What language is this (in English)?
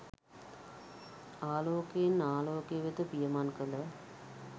Sinhala